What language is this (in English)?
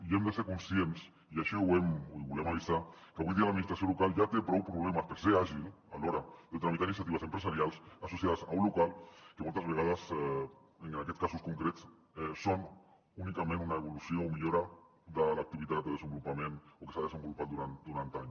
Catalan